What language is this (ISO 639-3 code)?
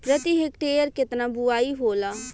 bho